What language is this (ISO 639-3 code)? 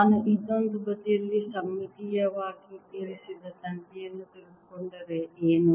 kan